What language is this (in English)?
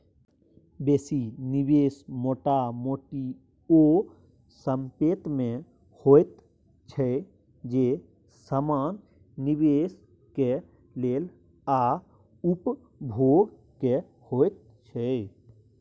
Maithili